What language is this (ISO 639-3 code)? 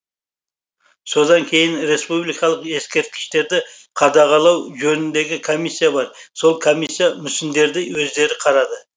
kaz